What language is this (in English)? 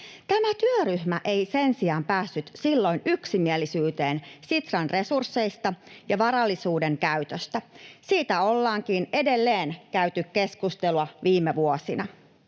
Finnish